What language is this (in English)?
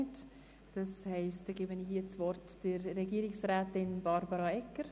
Swiss German